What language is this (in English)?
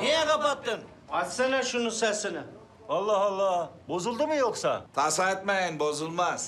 Turkish